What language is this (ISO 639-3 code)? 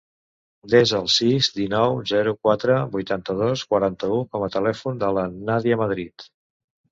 cat